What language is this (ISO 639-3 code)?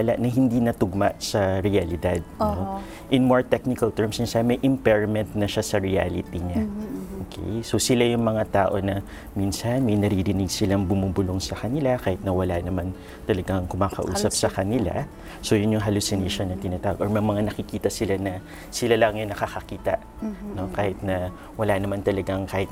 fil